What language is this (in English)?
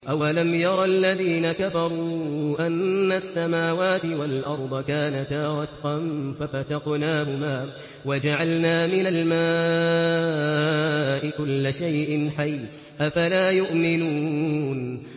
Arabic